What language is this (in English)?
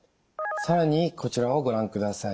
Japanese